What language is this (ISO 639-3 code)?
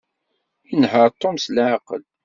kab